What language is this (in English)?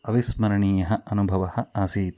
Sanskrit